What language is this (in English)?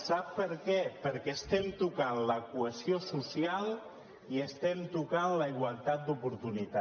Catalan